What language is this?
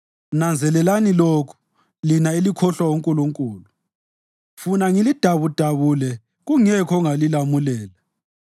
North Ndebele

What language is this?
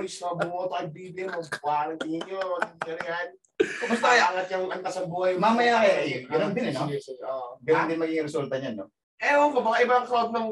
Filipino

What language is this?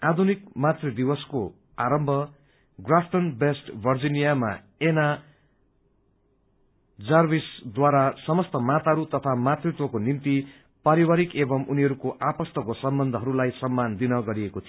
Nepali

